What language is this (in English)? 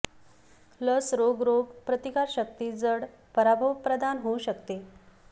Marathi